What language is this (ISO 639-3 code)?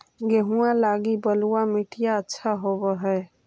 mag